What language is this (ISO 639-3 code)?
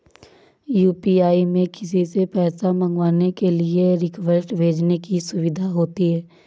hin